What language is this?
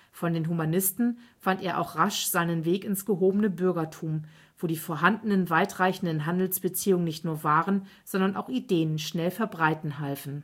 German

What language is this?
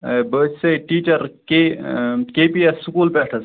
Kashmiri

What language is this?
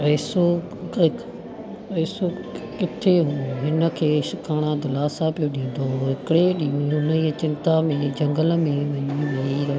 Sindhi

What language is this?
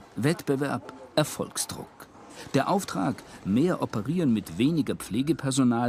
German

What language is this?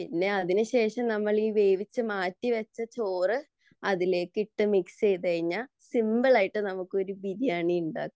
Malayalam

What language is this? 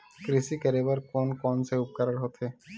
Chhattisgarhi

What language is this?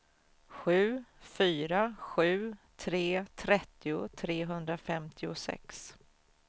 Swedish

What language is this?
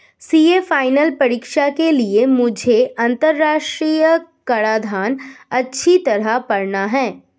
Hindi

